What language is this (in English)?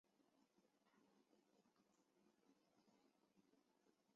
Chinese